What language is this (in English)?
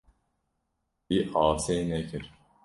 Kurdish